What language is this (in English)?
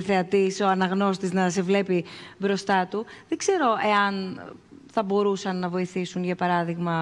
Greek